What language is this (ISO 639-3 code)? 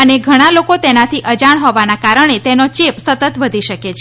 guj